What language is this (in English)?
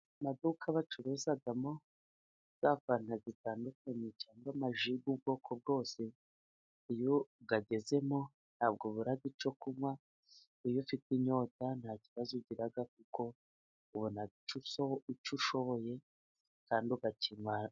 Kinyarwanda